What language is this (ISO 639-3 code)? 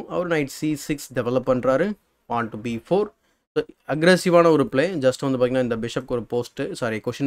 eng